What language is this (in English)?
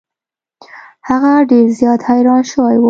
Pashto